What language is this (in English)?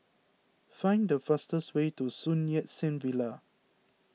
English